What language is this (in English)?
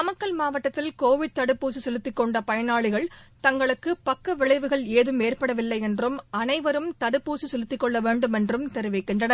Tamil